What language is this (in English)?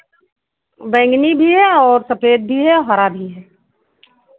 Hindi